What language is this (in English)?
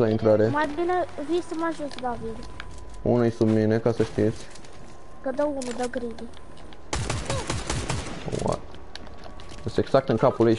Romanian